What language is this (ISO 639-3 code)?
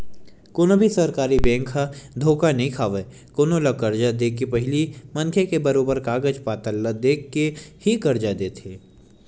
hne